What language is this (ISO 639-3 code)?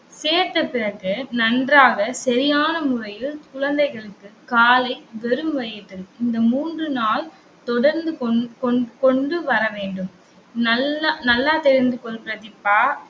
tam